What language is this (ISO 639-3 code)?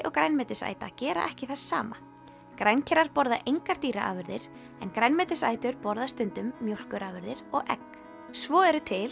isl